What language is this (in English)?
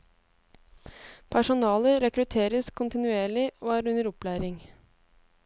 Norwegian